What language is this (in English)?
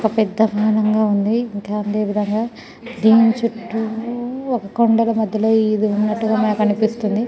Telugu